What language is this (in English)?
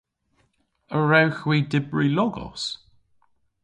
Cornish